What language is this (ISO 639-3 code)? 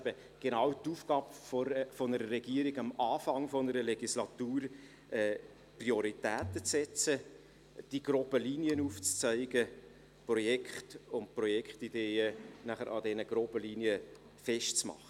gsw